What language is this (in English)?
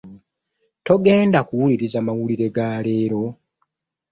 Ganda